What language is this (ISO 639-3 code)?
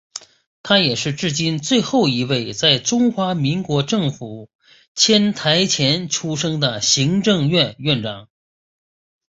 zho